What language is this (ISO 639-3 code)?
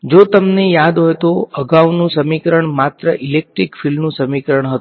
guj